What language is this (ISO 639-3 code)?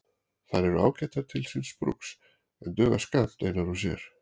isl